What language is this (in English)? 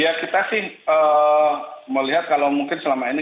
Indonesian